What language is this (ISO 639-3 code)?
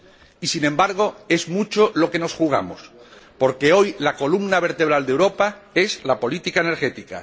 spa